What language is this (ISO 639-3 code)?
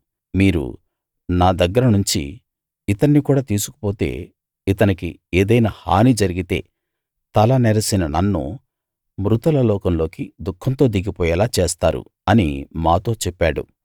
tel